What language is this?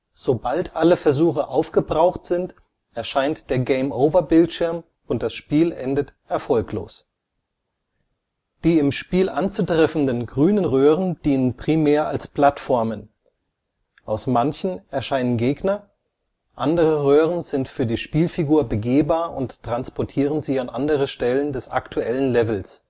German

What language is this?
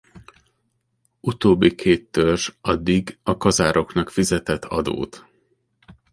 Hungarian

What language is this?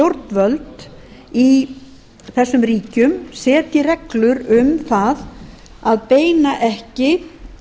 Icelandic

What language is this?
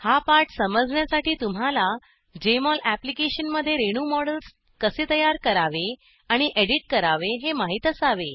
Marathi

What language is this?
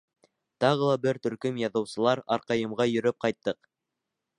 Bashkir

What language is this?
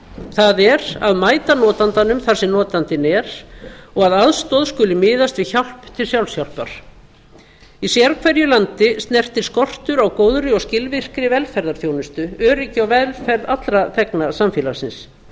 Icelandic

